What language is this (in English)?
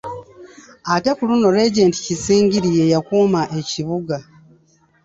Ganda